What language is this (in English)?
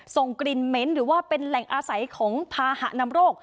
Thai